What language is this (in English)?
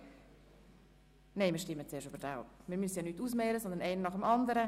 Swiss German